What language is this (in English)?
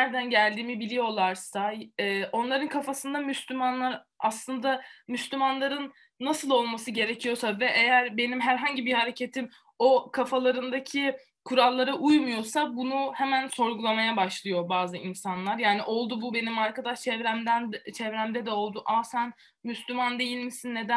Turkish